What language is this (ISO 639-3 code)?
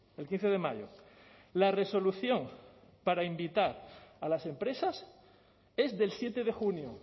spa